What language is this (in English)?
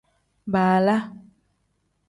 Tem